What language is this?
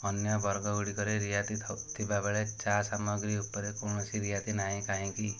Odia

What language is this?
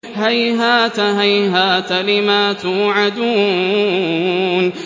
Arabic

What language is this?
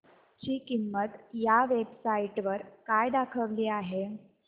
Marathi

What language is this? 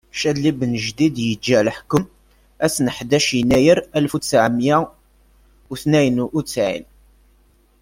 Kabyle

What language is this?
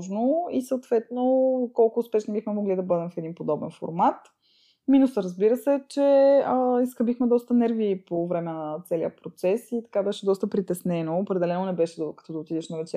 Bulgarian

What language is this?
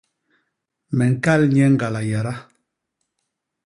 Basaa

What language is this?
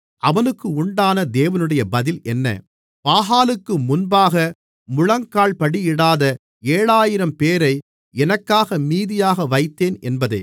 Tamil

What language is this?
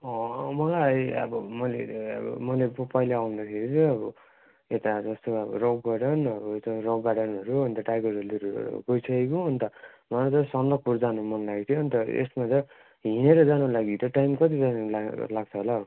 Nepali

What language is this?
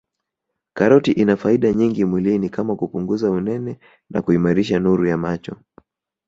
Swahili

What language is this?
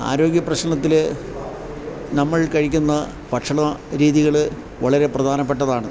Malayalam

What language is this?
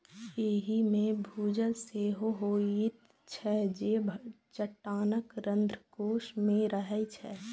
Maithili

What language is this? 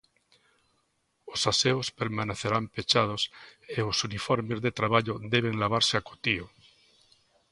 Galician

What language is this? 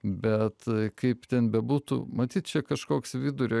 Lithuanian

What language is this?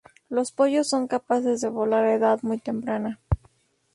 Spanish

